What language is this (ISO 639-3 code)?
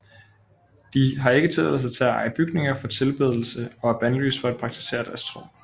dan